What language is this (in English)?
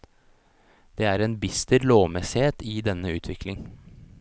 Norwegian